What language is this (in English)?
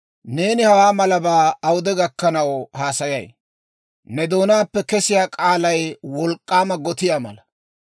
Dawro